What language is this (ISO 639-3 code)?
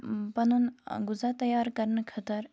kas